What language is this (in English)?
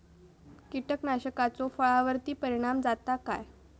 Marathi